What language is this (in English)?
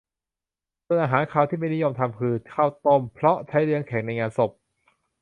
Thai